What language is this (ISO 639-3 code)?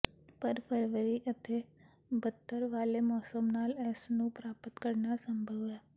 pan